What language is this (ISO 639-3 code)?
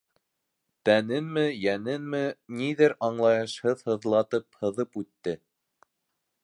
bak